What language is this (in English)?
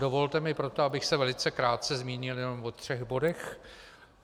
Czech